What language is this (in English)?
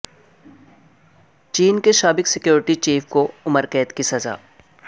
Urdu